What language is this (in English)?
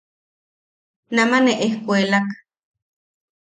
Yaqui